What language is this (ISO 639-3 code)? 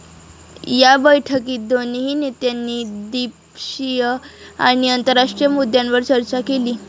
mar